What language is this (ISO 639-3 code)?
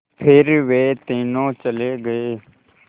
hin